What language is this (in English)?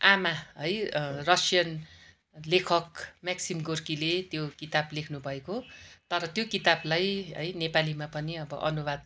Nepali